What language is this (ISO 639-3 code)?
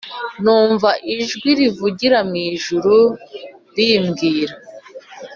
kin